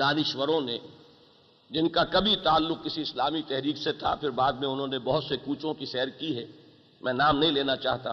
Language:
Urdu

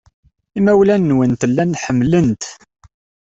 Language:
Kabyle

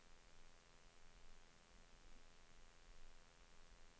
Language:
Swedish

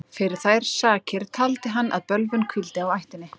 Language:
Icelandic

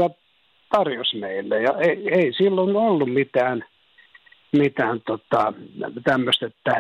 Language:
Finnish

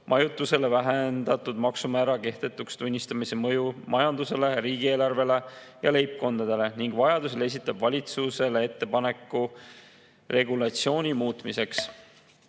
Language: Estonian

